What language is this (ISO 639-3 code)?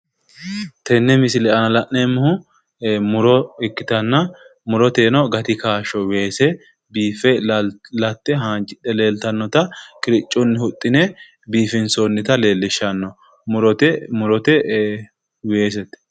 sid